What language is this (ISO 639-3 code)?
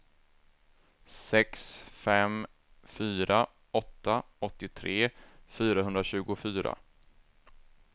swe